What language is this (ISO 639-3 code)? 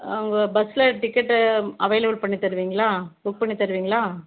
tam